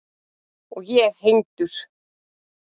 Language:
Icelandic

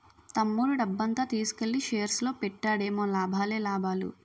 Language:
Telugu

